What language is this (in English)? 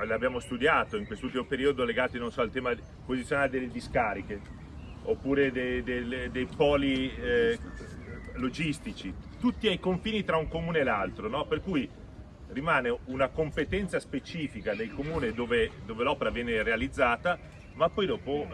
Italian